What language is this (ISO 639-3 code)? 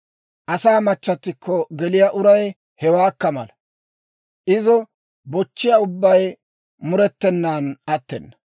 dwr